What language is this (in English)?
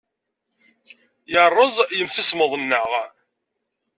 Kabyle